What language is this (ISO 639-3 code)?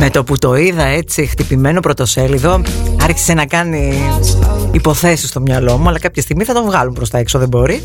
ell